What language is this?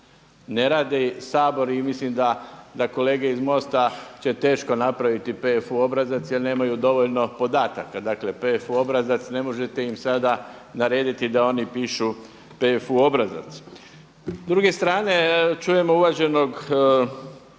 Croatian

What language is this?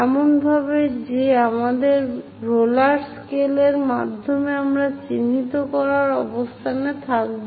Bangla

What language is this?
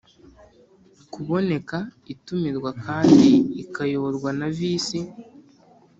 Kinyarwanda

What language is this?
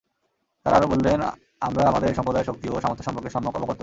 Bangla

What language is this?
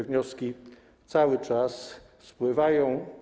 Polish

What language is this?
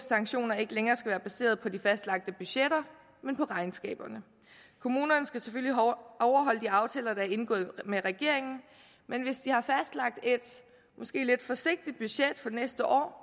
Danish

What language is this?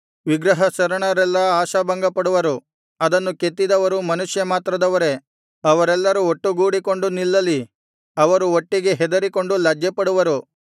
Kannada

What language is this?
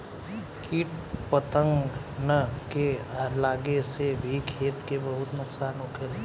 Bhojpuri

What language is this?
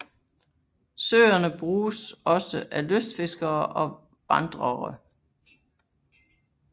Danish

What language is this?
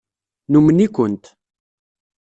Kabyle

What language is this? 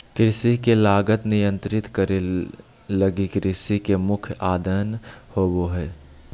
Magahi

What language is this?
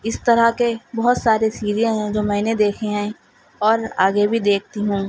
Urdu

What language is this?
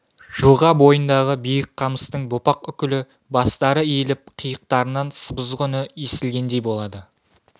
Kazakh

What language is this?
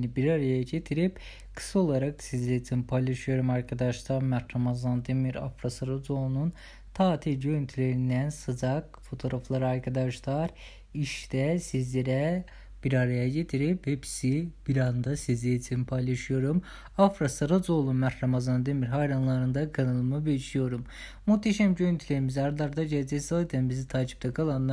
Turkish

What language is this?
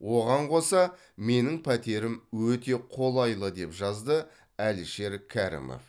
Kazakh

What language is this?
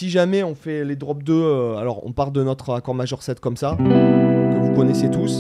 French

